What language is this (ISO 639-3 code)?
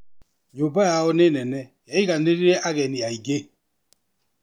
kik